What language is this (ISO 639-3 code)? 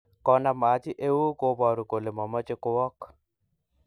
kln